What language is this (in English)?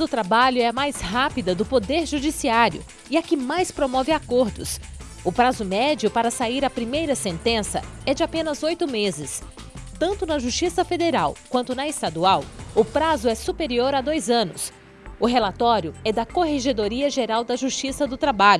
Portuguese